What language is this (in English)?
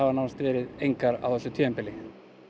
Icelandic